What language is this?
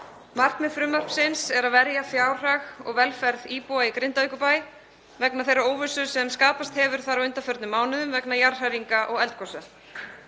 Icelandic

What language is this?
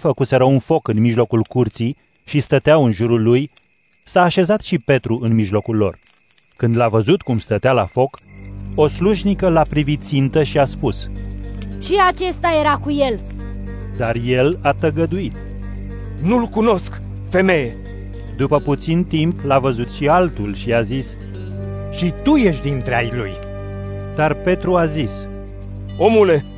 Romanian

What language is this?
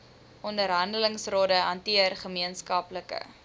Afrikaans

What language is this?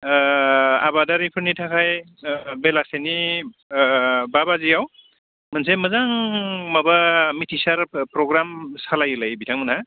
Bodo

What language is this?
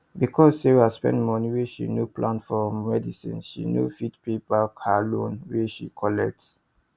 Nigerian Pidgin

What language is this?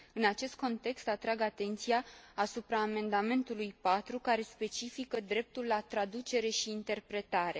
Romanian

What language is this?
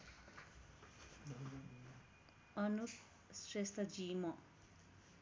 Nepali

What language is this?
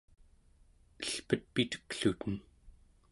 Central Yupik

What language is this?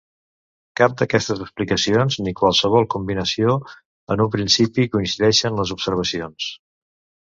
Catalan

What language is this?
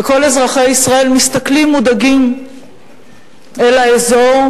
Hebrew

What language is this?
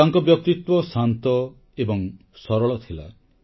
Odia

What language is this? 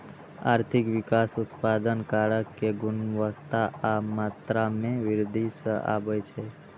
Maithili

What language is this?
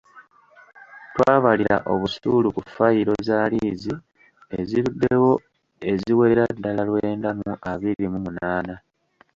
Ganda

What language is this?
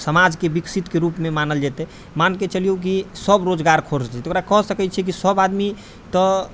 Maithili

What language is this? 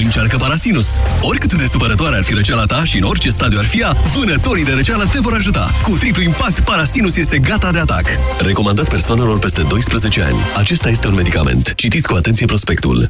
Romanian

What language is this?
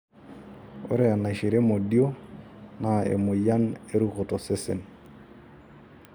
Masai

